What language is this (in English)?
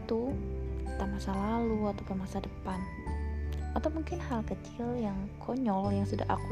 Indonesian